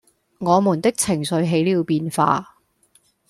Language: Cantonese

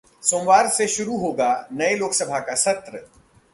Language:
Hindi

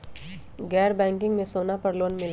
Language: Magahi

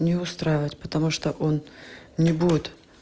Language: Russian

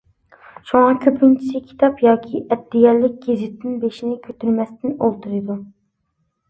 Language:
Uyghur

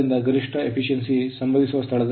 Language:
Kannada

